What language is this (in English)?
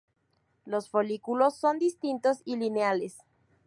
Spanish